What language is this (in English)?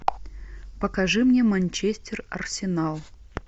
Russian